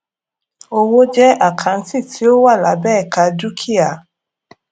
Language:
Yoruba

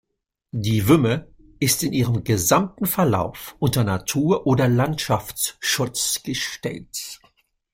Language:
German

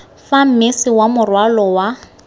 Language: Tswana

